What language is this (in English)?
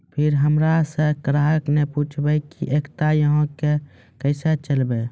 Maithili